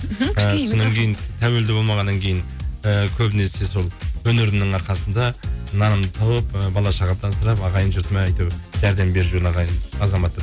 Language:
Kazakh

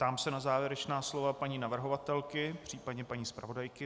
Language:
Czech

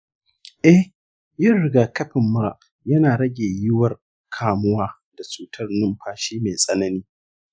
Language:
Hausa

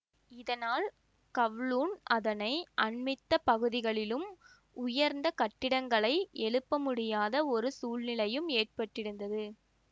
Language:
Tamil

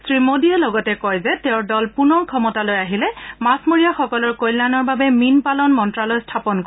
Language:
Assamese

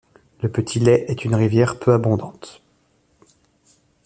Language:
French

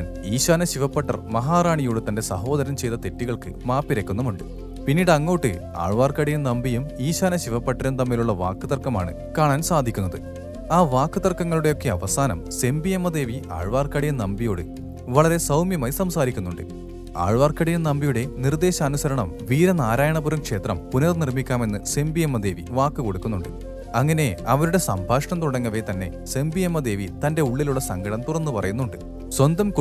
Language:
Malayalam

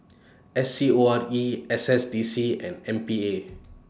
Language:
English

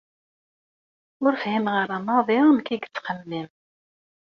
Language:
Kabyle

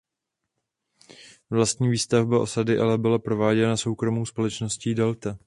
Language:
Czech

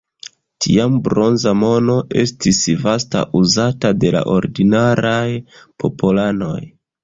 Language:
Esperanto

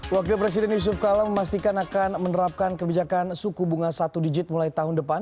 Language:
Indonesian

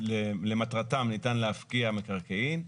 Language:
Hebrew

